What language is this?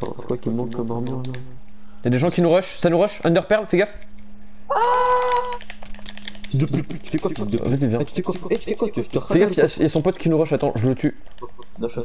French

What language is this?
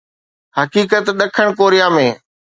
Sindhi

